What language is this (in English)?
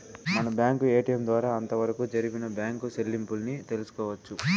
Telugu